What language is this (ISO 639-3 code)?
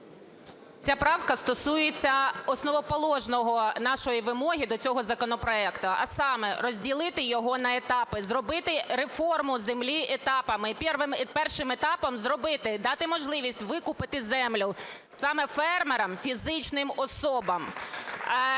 ukr